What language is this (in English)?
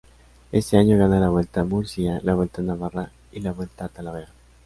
Spanish